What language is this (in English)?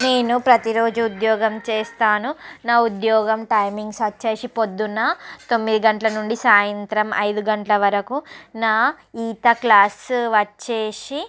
Telugu